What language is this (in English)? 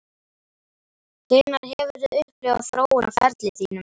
Icelandic